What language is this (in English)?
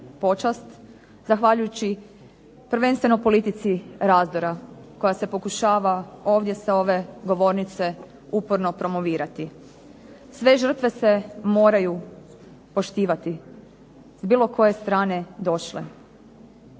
Croatian